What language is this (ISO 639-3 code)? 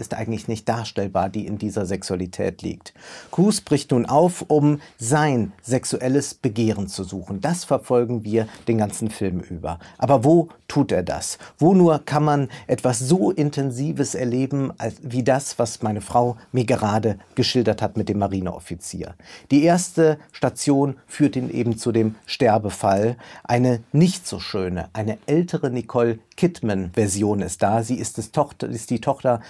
deu